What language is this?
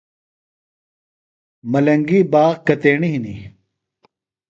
Phalura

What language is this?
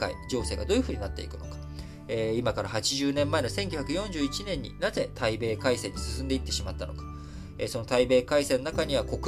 Japanese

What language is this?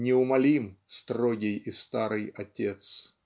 Russian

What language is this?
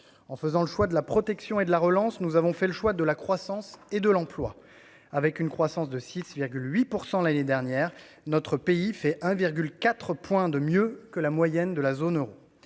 French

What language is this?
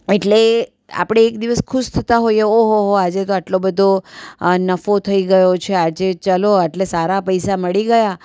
Gujarati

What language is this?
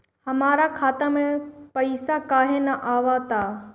Bhojpuri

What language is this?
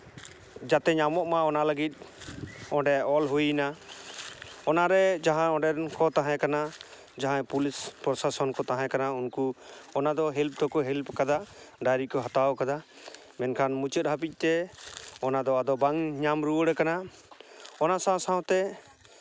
Santali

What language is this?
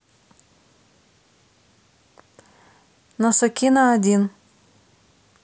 Russian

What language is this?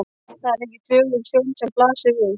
Icelandic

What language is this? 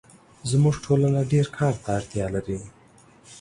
Pashto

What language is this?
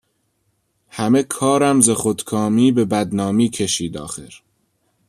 Persian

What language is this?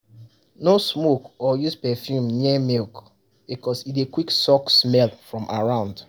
Nigerian Pidgin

